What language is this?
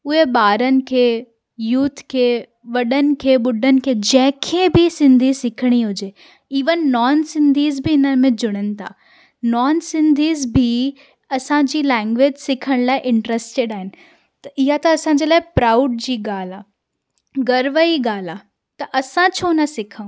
Sindhi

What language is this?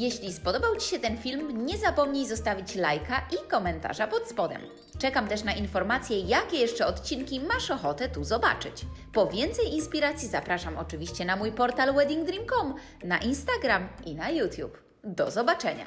Polish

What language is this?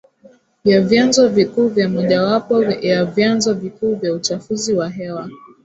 Swahili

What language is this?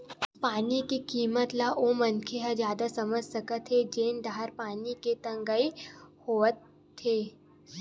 Chhattisgarhi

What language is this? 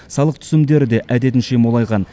Kazakh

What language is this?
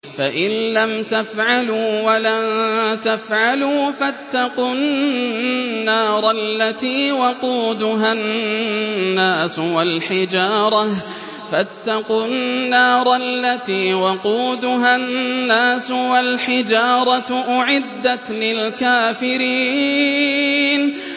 Arabic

